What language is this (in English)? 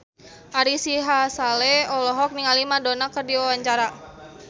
Sundanese